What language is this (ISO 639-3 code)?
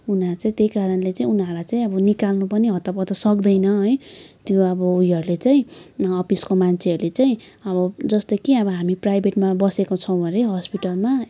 nep